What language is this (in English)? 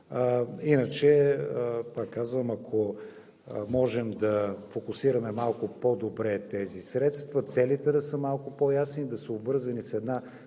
Bulgarian